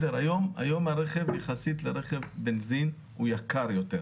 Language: Hebrew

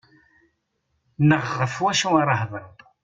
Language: Kabyle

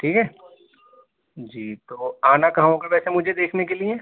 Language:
Urdu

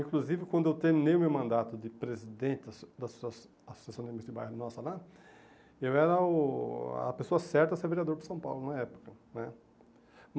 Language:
Portuguese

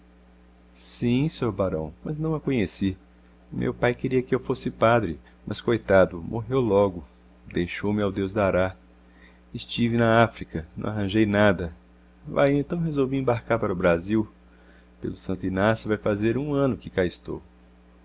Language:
Portuguese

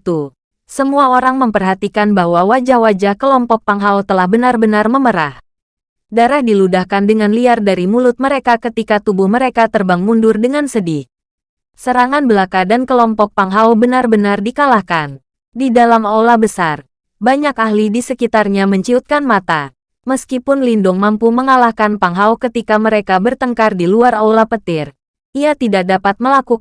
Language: Indonesian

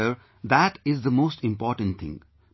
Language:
English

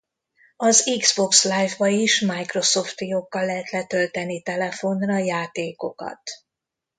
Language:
Hungarian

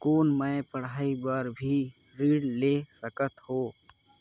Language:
Chhattisgarhi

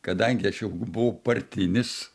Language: Lithuanian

